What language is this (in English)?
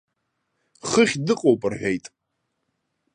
Abkhazian